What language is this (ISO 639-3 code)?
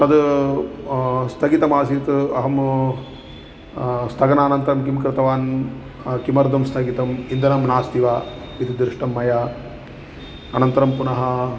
san